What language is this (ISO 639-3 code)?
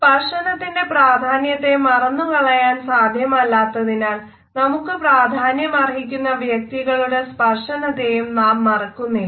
mal